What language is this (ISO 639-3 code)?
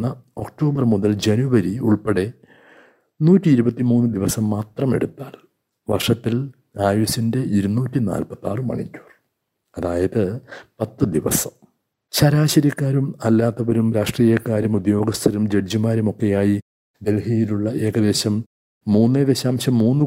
mal